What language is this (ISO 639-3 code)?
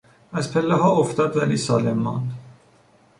fas